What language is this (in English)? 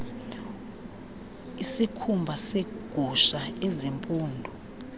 Xhosa